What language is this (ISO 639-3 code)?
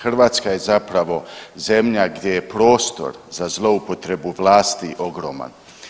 hrv